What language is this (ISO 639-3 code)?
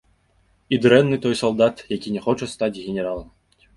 bel